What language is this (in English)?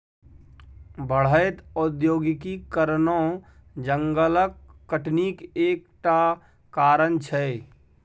Maithili